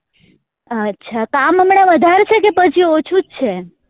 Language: Gujarati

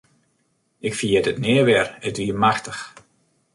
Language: Western Frisian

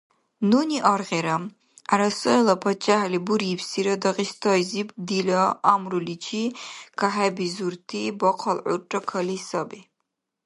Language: Dargwa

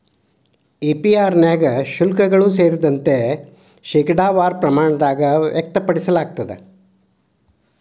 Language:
Kannada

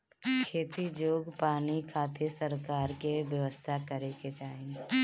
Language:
Bhojpuri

